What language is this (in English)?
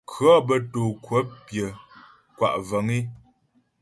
Ghomala